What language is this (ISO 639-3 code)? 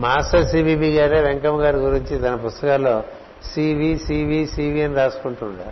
tel